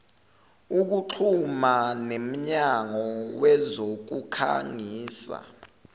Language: Zulu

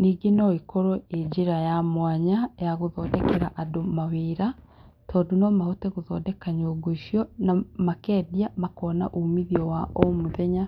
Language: Kikuyu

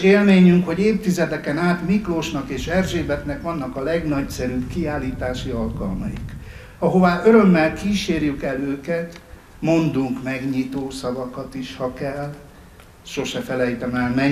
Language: Hungarian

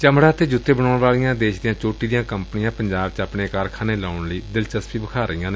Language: Punjabi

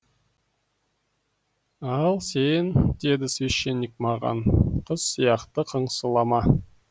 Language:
Kazakh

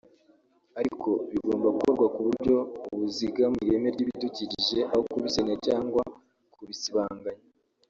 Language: Kinyarwanda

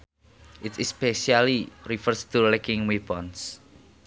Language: Sundanese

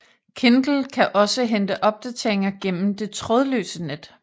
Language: Danish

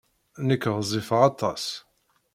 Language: Kabyle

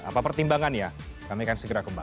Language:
Indonesian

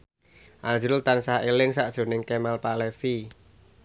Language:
Javanese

